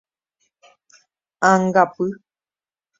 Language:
Guarani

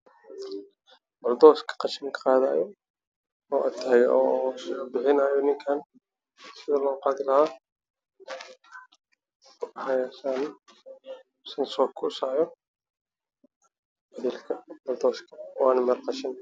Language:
Somali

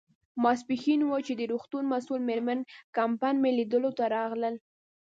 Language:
Pashto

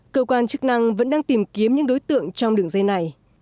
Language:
Vietnamese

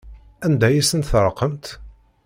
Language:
Kabyle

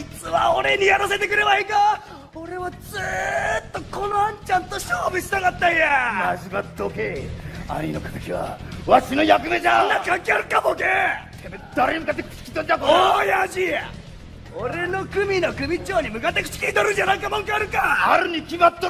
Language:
Japanese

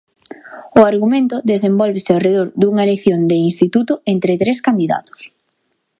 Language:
Galician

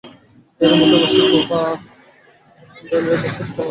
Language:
Bangla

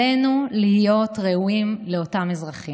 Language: Hebrew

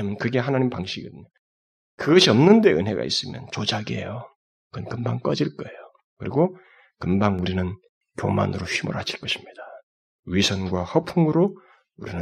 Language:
Korean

